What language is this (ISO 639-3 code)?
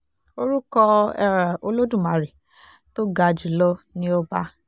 yor